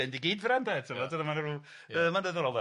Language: Welsh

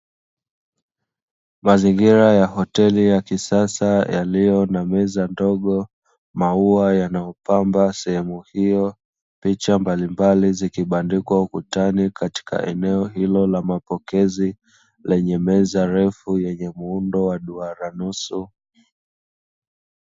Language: Swahili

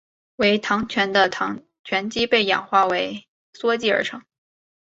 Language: Chinese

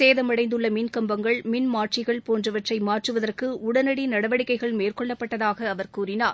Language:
Tamil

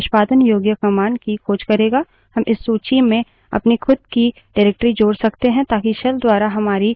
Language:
Hindi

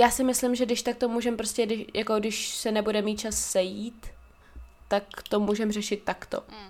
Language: Czech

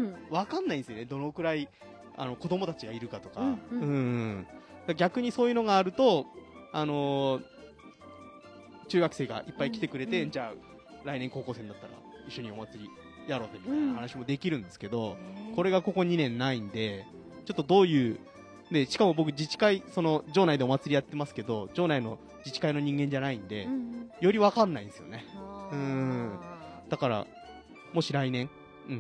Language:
Japanese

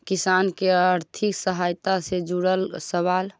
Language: Magahi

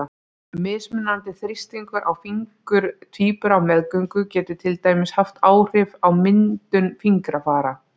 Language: Icelandic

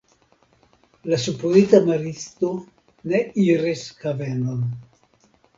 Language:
Esperanto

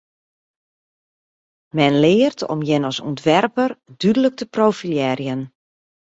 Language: Western Frisian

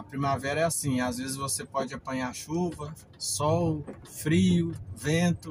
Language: Portuguese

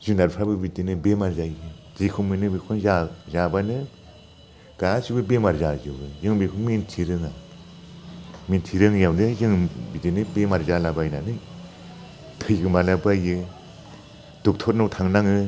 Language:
Bodo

